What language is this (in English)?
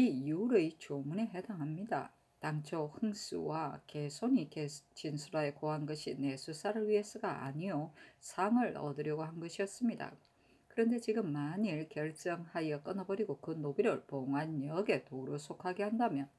Korean